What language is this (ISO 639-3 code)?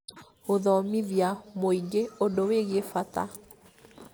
kik